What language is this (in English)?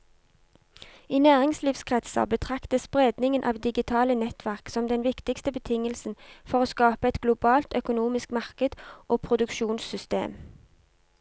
Norwegian